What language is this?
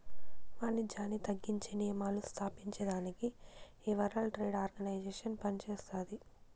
Telugu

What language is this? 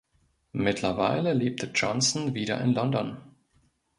German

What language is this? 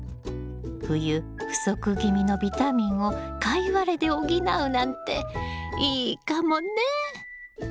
Japanese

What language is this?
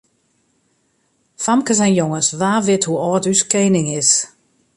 Western Frisian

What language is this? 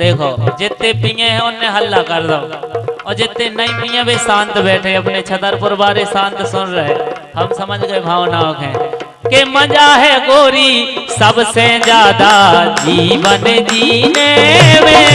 Hindi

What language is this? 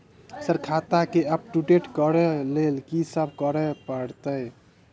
Maithili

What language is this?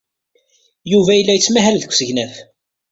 Kabyle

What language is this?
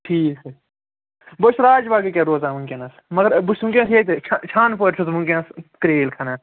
Kashmiri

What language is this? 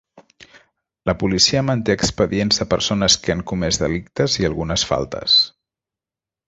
Catalan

